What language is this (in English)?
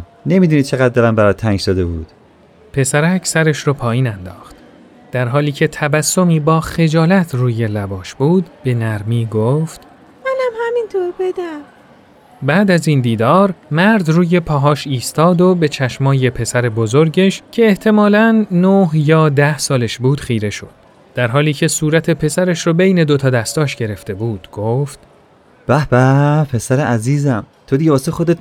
Persian